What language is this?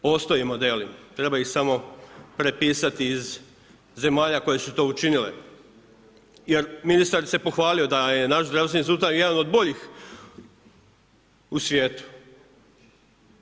Croatian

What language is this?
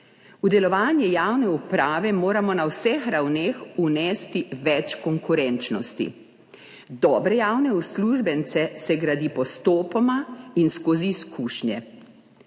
Slovenian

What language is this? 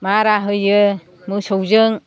Bodo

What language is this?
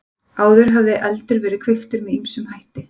Icelandic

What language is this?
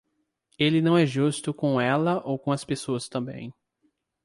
Portuguese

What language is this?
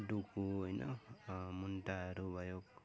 Nepali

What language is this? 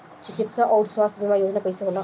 Bhojpuri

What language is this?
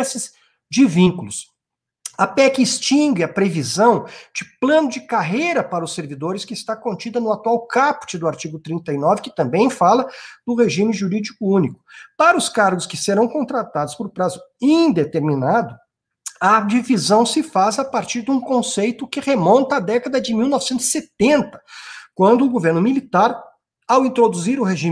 Portuguese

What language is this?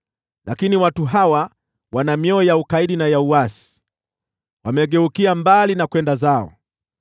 Swahili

